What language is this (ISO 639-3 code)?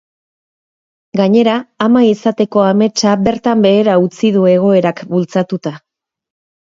eus